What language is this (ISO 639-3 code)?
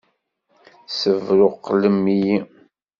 kab